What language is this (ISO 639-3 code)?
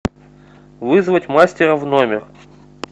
rus